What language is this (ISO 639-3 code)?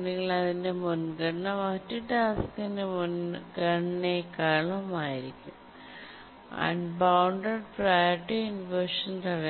mal